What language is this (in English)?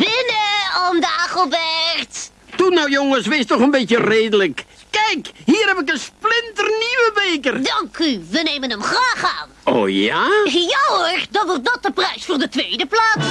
Dutch